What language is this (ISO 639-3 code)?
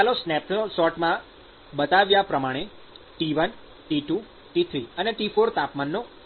guj